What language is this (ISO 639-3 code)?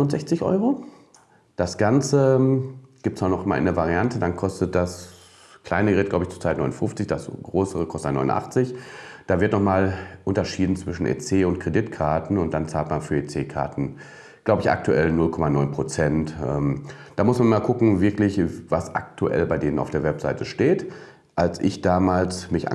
deu